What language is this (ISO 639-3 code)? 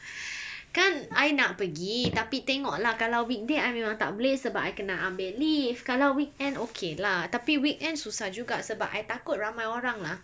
eng